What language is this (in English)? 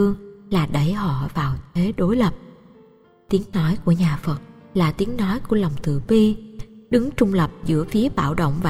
Vietnamese